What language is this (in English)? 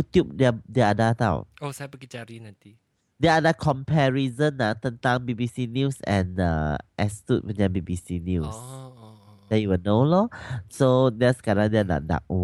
Malay